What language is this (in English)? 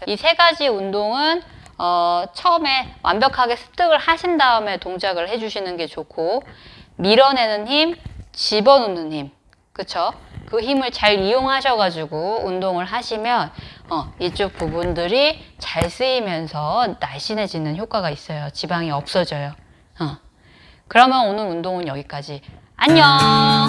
Korean